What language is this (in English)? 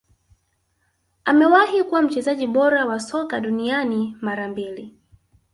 Swahili